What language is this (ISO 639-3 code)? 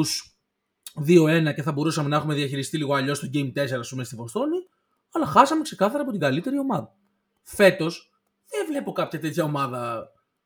ell